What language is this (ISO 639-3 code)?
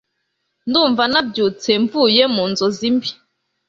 kin